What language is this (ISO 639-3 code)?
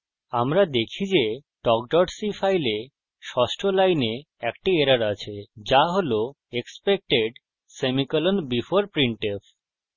ben